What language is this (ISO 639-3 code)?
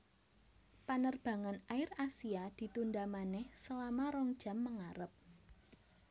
jav